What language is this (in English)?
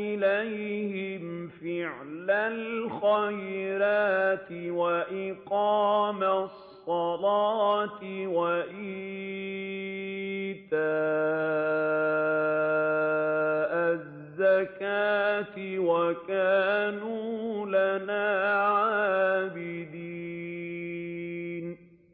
Arabic